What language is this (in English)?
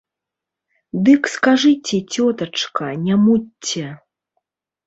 Belarusian